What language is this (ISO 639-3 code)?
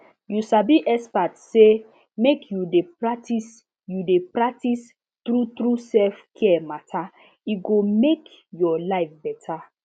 pcm